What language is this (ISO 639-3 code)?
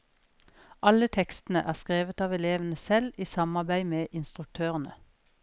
nor